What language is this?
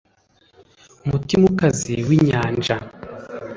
Kinyarwanda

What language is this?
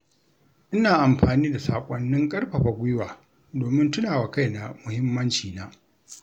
Hausa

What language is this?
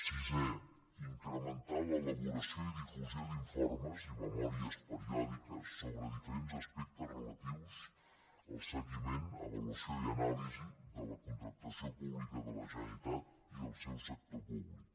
Catalan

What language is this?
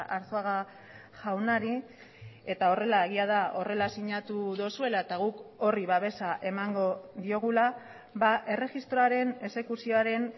Basque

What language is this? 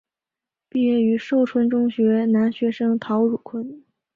Chinese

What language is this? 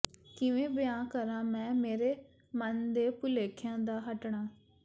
Punjabi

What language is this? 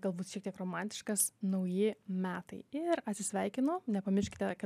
Lithuanian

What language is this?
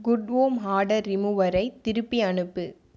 Tamil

